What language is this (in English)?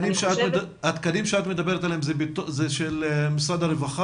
Hebrew